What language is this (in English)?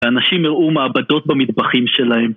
Hebrew